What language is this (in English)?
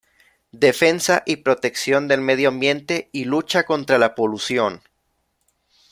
Spanish